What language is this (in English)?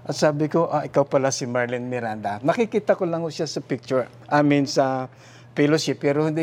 Filipino